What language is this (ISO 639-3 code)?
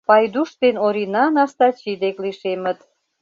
chm